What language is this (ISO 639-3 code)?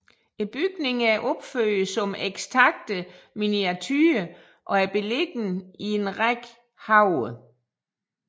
dan